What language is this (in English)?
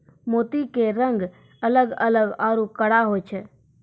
Maithili